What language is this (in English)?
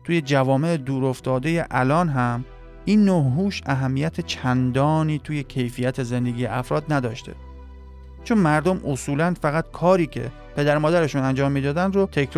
Persian